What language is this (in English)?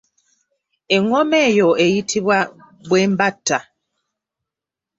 Ganda